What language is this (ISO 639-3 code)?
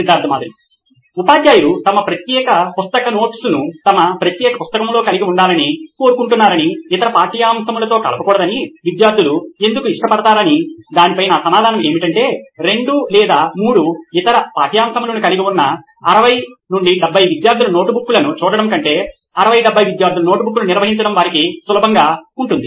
tel